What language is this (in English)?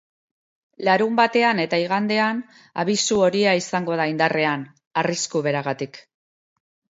Basque